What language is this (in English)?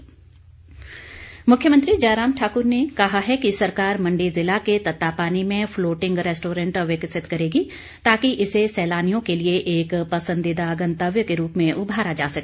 Hindi